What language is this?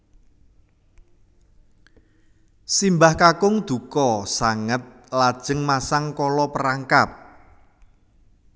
Javanese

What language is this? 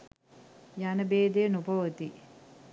Sinhala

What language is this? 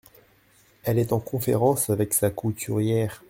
French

